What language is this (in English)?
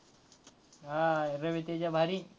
Marathi